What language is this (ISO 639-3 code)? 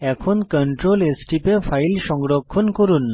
ben